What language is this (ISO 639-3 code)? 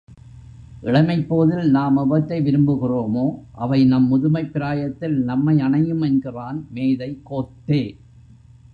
tam